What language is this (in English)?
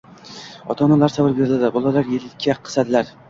Uzbek